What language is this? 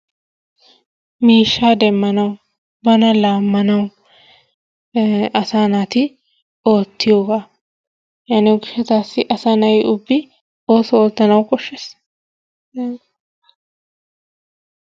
Wolaytta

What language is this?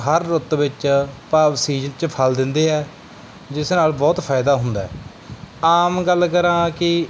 Punjabi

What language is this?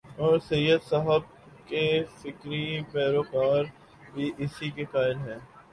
Urdu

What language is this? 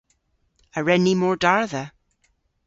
Cornish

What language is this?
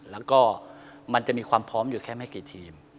Thai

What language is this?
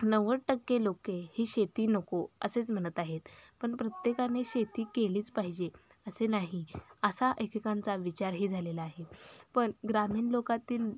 Marathi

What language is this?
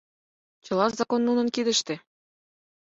Mari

